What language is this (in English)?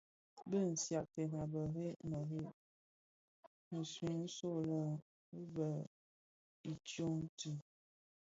Bafia